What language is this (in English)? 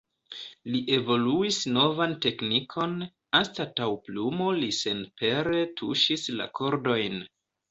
Esperanto